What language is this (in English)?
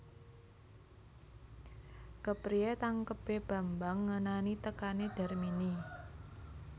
Javanese